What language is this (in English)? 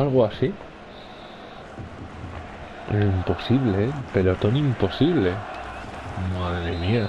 Spanish